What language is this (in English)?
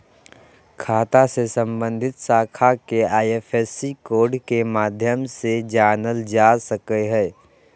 Magahi